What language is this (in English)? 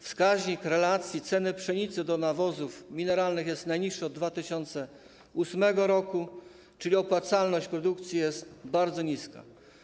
Polish